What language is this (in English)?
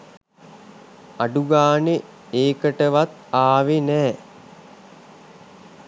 Sinhala